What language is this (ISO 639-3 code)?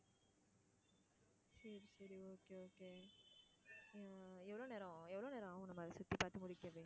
tam